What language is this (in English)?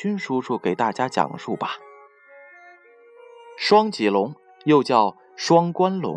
Chinese